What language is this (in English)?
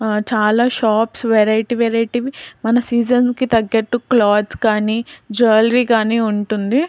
Telugu